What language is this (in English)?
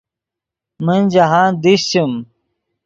Yidgha